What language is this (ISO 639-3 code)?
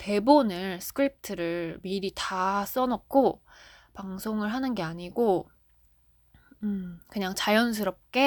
kor